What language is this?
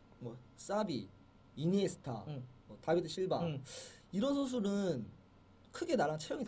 Korean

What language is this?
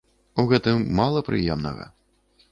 Belarusian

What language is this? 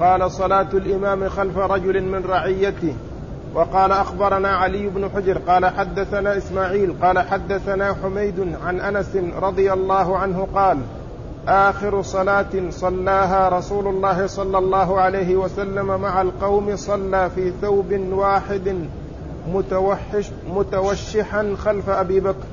Arabic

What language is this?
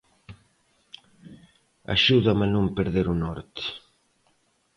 Galician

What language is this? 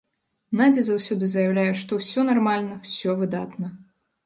Belarusian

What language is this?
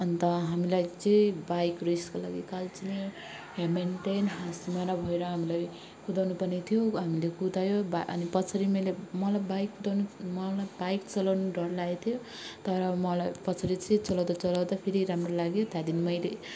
Nepali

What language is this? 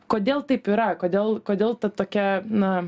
Lithuanian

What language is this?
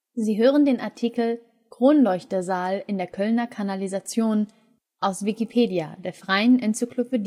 German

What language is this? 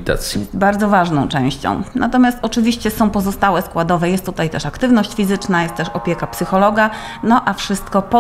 Polish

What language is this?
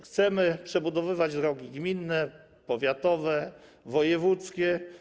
Polish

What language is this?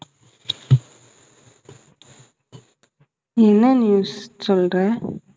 Tamil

